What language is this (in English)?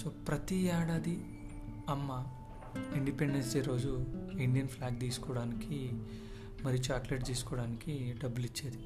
Telugu